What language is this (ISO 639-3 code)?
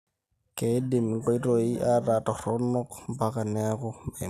mas